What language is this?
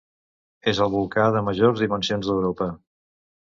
Catalan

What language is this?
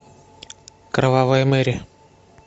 Russian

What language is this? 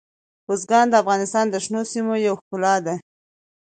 Pashto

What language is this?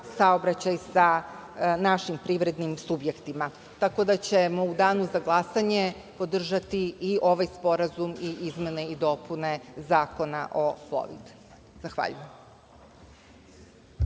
Serbian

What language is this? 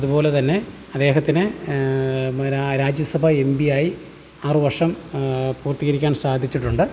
Malayalam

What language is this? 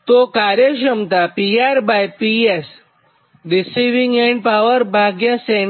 Gujarati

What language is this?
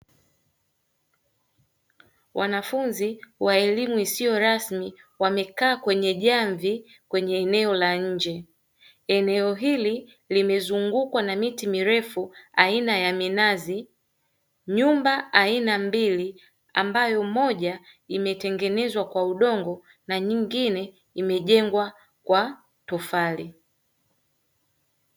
Swahili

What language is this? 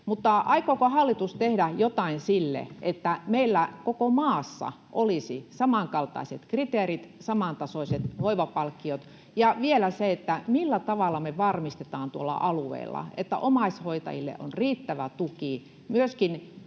Finnish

